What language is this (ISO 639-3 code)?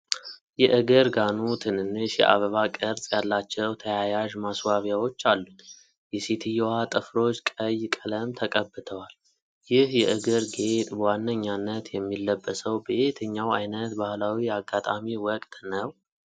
amh